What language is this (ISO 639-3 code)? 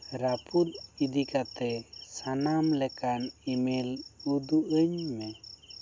sat